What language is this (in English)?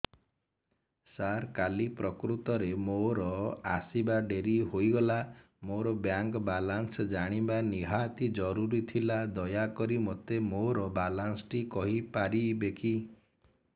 Odia